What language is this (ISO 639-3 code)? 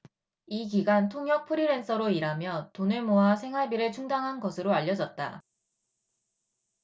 kor